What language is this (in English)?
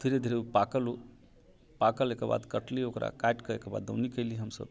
Maithili